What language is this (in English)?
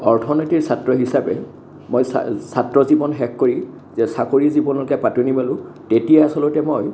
Assamese